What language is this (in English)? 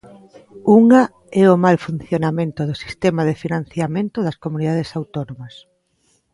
Galician